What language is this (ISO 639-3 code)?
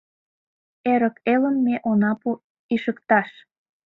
chm